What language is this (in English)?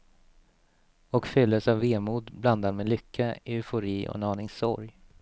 Swedish